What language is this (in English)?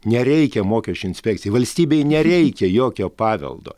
Lithuanian